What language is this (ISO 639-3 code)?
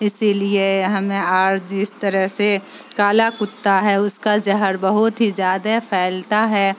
urd